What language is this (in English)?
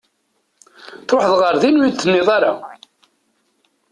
Kabyle